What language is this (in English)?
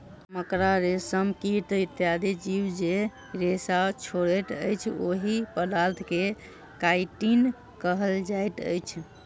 Maithili